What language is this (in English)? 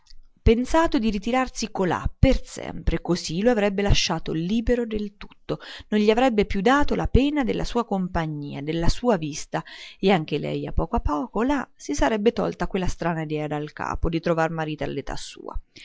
Italian